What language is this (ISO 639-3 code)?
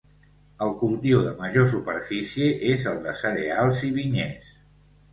cat